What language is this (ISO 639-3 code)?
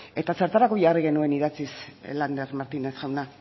eus